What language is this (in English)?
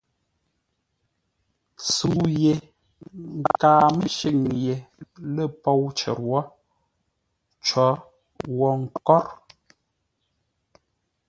Ngombale